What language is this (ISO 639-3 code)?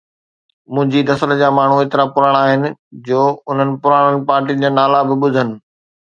snd